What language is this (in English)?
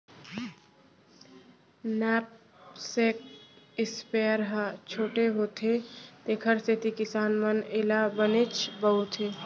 Chhattisgarhi